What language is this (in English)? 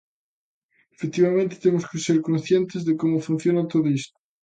Galician